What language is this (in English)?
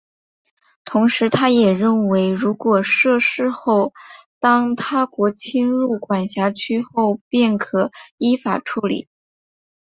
Chinese